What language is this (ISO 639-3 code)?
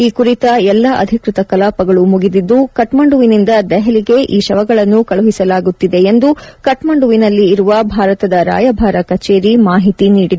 kan